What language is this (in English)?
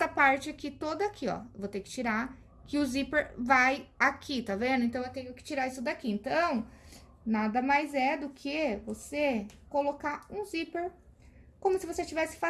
Portuguese